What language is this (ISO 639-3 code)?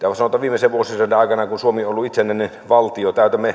fin